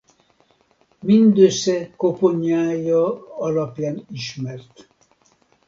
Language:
Hungarian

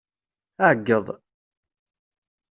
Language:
Kabyle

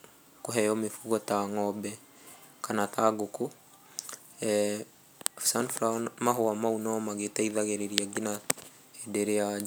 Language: Kikuyu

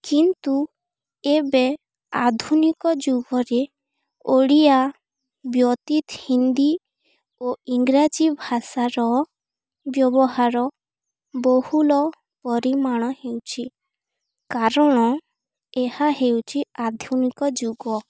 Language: Odia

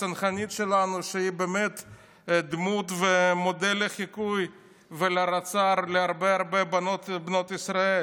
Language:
Hebrew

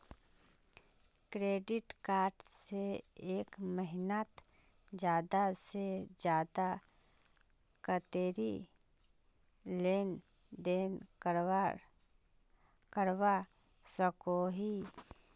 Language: Magahi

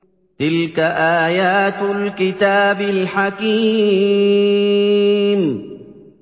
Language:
Arabic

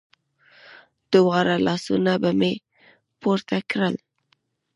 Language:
Pashto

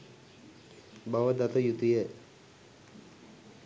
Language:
Sinhala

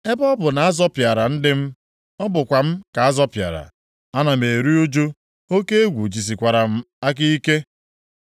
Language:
Igbo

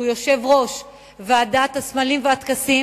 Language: Hebrew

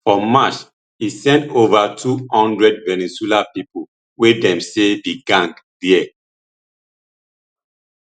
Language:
Nigerian Pidgin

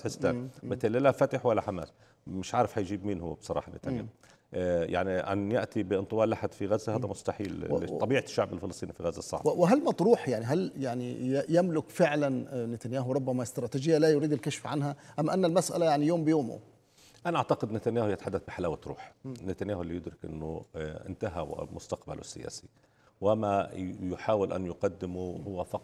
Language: Arabic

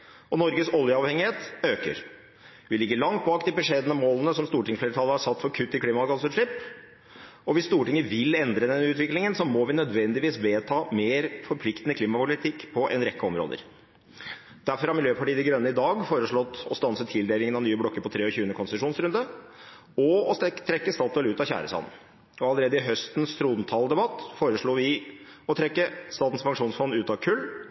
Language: Norwegian Bokmål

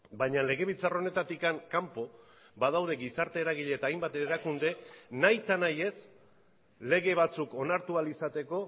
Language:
Basque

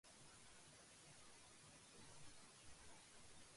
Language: Urdu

